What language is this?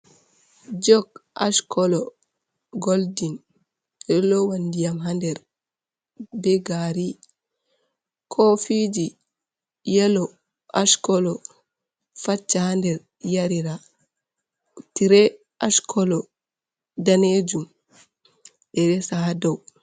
Fula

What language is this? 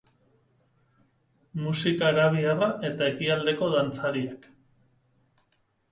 Basque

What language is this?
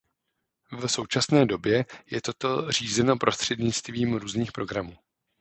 Czech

